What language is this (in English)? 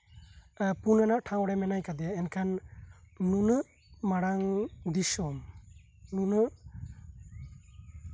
Santali